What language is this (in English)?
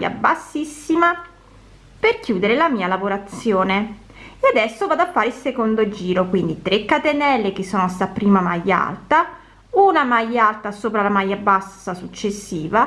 Italian